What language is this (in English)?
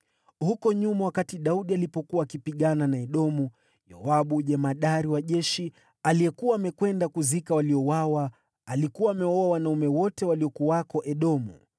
Swahili